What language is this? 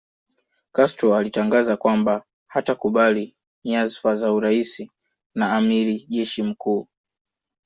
Swahili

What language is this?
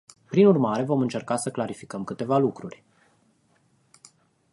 Romanian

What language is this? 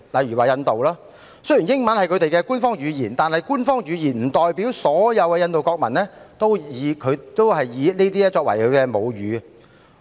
Cantonese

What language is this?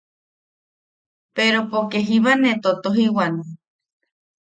Yaqui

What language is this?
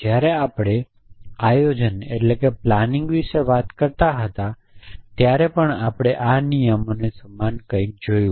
Gujarati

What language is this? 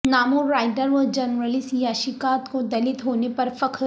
Urdu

